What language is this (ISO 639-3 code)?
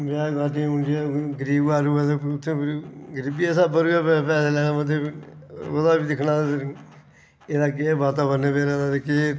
doi